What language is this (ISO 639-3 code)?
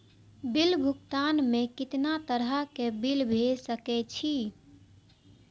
mai